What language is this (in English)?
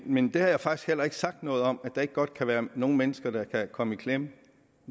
Danish